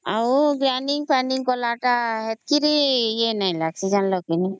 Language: Odia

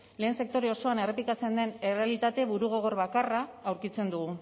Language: Basque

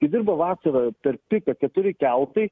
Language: Lithuanian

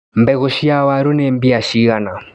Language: Kikuyu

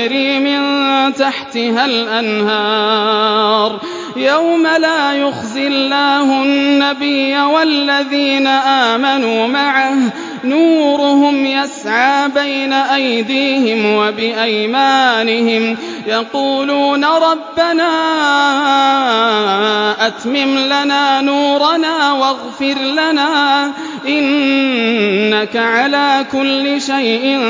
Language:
Arabic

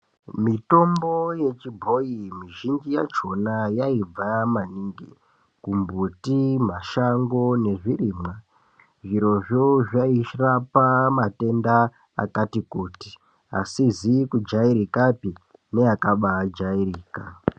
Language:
Ndau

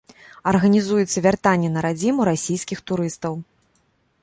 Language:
Belarusian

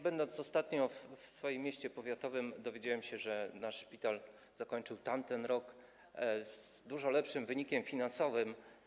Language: Polish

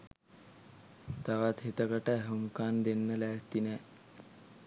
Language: Sinhala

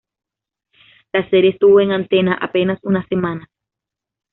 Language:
Spanish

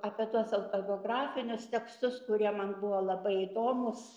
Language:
Lithuanian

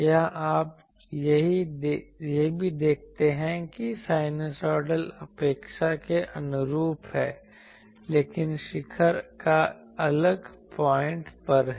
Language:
Hindi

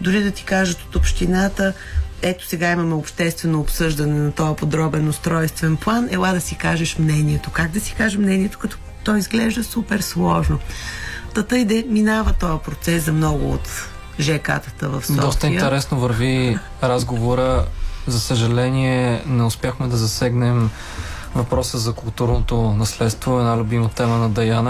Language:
Bulgarian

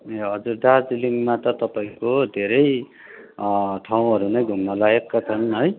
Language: Nepali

